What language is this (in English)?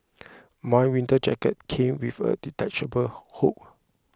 English